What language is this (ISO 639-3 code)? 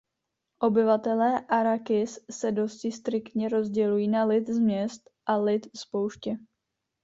ces